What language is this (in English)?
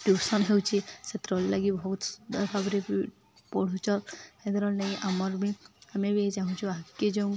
Odia